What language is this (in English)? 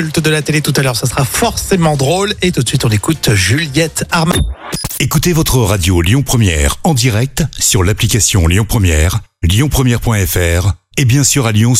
French